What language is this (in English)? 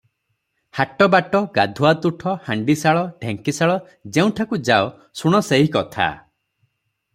Odia